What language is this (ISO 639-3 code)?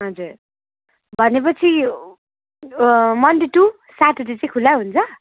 nep